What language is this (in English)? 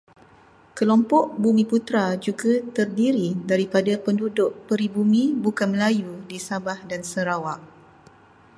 Malay